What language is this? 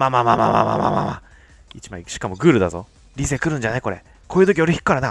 Japanese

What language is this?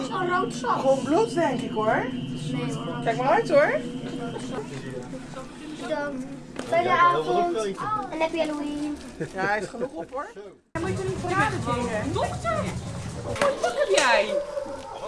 Dutch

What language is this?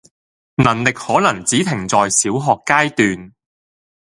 Cantonese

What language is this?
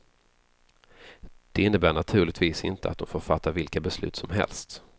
Swedish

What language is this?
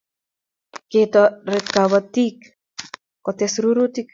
Kalenjin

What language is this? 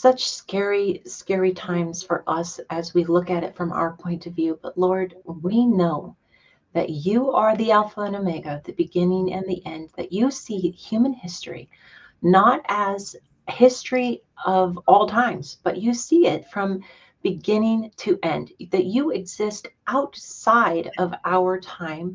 English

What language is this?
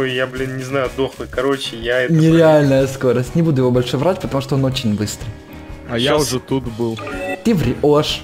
Russian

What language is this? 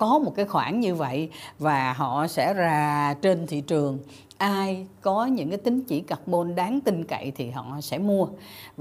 Vietnamese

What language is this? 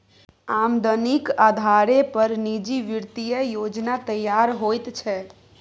Maithili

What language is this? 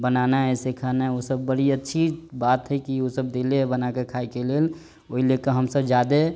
Maithili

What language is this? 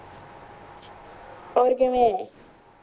Punjabi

